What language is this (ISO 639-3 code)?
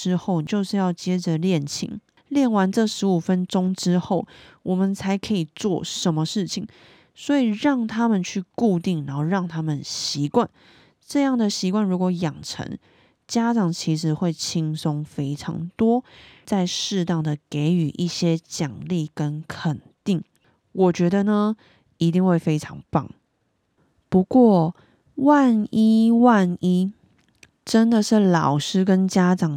zho